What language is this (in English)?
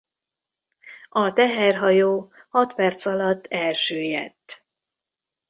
Hungarian